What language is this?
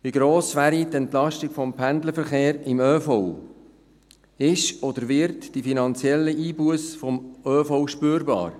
Swiss German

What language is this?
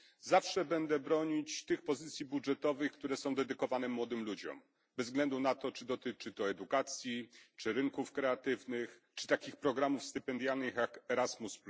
Polish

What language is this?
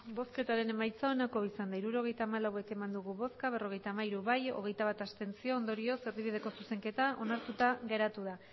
Basque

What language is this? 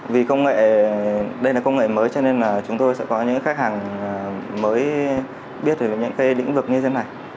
Vietnamese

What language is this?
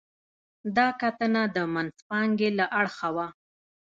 Pashto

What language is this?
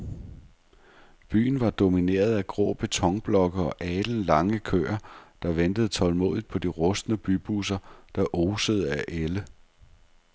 Danish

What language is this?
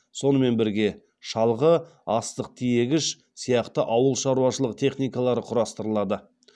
Kazakh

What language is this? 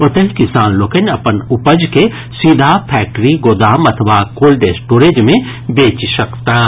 Maithili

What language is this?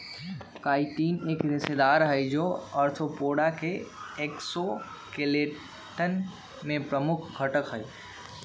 Magahi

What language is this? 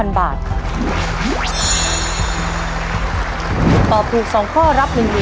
Thai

